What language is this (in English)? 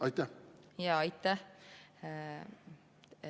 Estonian